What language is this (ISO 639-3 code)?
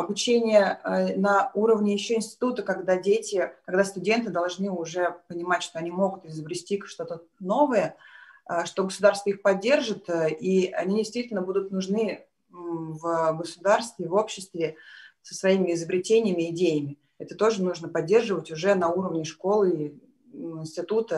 rus